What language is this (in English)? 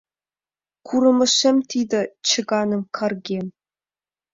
Mari